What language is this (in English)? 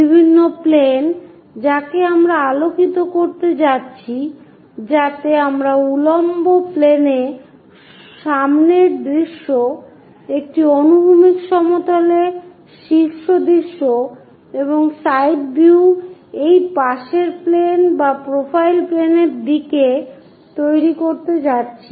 Bangla